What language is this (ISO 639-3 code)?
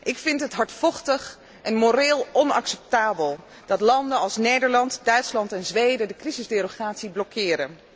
nld